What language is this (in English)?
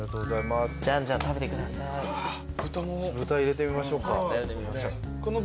Japanese